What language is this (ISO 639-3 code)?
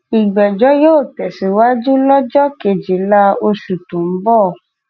yor